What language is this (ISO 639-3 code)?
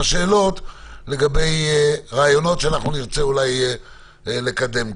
heb